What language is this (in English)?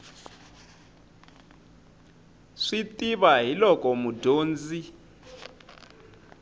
Tsonga